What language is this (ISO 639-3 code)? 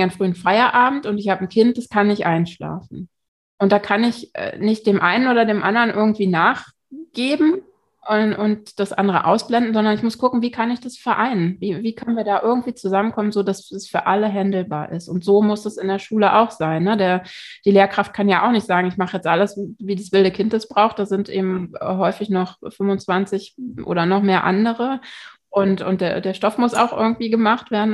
deu